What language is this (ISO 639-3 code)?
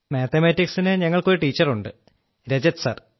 mal